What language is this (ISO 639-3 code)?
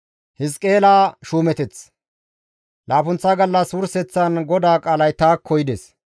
gmv